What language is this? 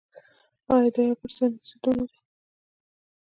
Pashto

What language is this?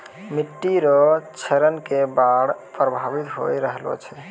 Maithili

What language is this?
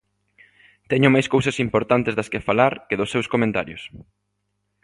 Galician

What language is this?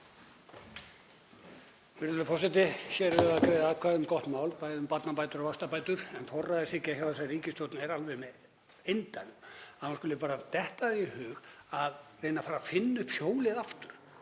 Icelandic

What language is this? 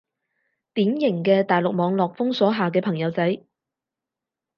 Cantonese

